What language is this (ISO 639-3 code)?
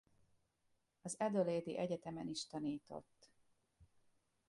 hun